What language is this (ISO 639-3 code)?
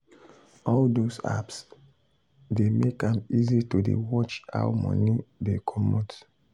pcm